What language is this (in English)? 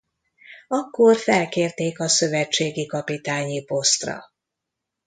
Hungarian